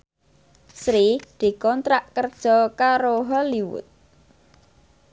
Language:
Javanese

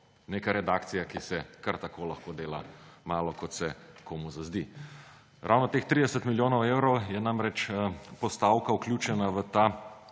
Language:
Slovenian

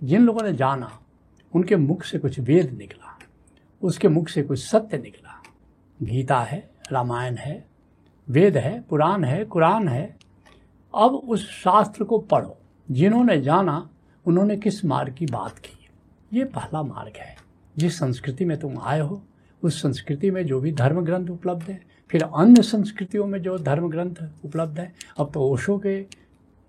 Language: Hindi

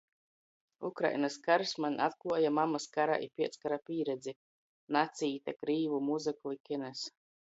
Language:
Latgalian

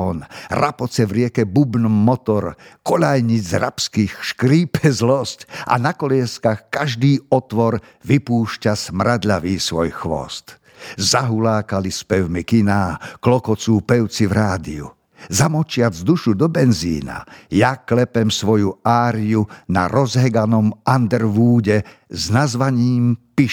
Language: Slovak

